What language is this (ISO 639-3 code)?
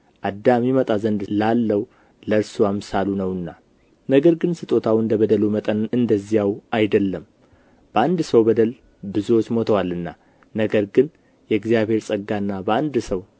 amh